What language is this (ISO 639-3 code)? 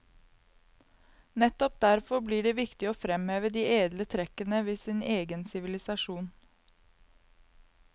nor